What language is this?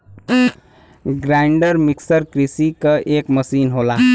Bhojpuri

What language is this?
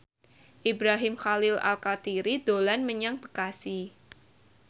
Javanese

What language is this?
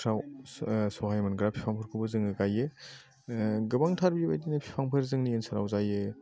Bodo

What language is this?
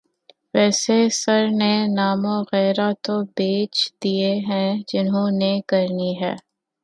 Urdu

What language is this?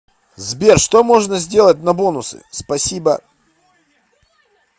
Russian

